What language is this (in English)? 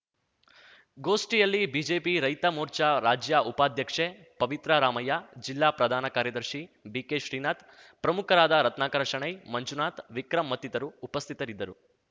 Kannada